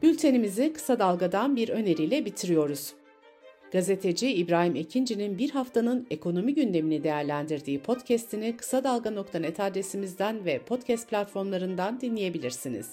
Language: Turkish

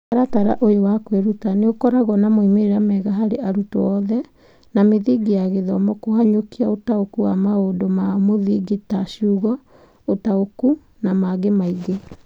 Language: Kikuyu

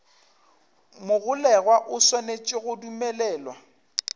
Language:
Northern Sotho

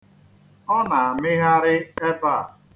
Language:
Igbo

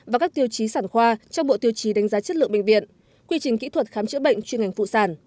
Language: Vietnamese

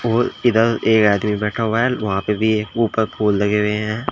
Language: Hindi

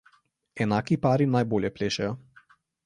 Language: Slovenian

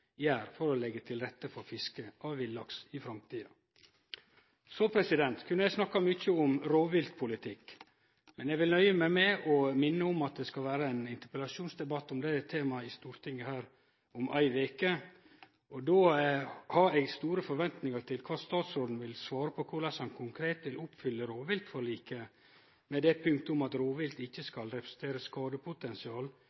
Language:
Norwegian Nynorsk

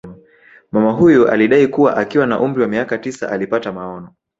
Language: Swahili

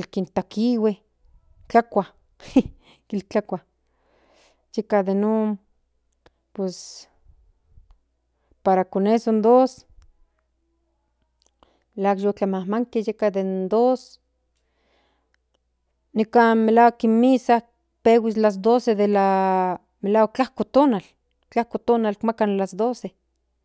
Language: Central Nahuatl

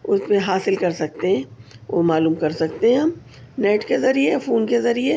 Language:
Urdu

